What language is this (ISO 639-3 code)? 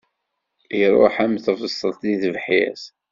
kab